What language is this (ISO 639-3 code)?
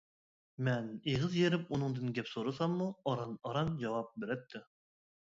uig